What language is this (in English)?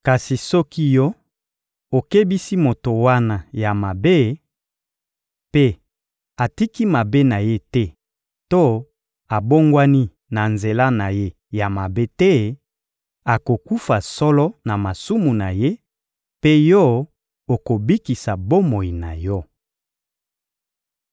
Lingala